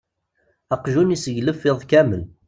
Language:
Kabyle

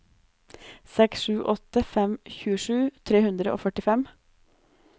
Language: Norwegian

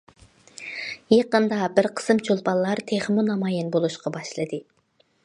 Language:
Uyghur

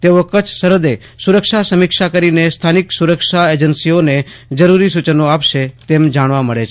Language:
Gujarati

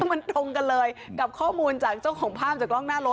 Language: Thai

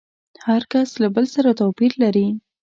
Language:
Pashto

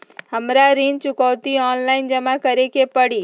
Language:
Magahi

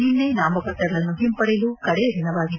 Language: Kannada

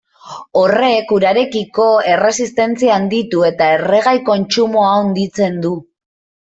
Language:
Basque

